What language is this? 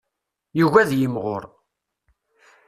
Kabyle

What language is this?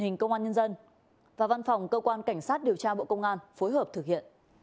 Vietnamese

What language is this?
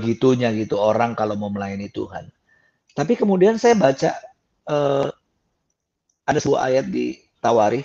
Indonesian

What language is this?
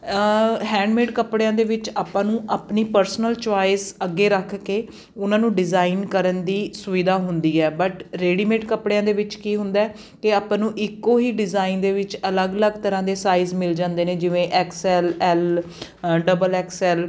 Punjabi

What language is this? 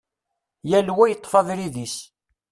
Kabyle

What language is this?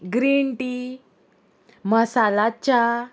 Konkani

